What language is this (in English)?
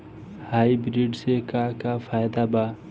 Bhojpuri